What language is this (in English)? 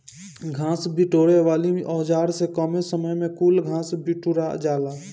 Bhojpuri